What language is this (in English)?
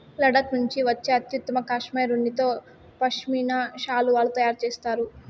Telugu